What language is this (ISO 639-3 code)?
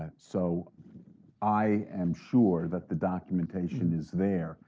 eng